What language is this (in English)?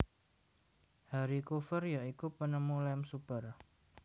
Javanese